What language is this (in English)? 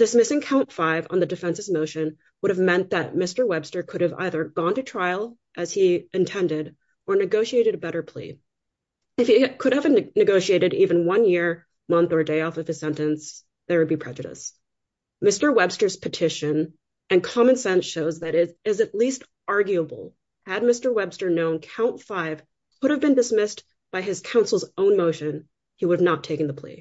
English